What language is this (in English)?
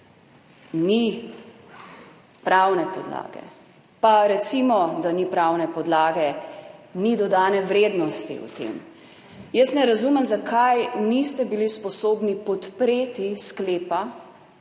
Slovenian